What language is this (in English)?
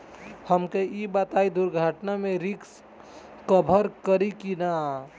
Bhojpuri